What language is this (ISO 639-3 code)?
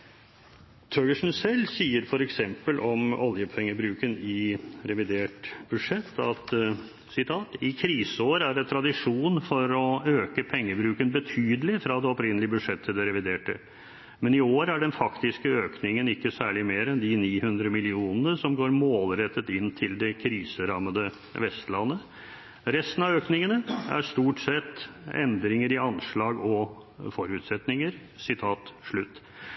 nob